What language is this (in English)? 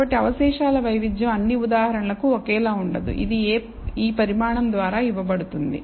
Telugu